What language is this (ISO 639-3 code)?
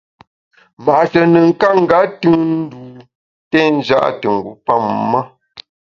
bax